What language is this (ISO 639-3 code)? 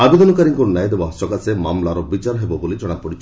ori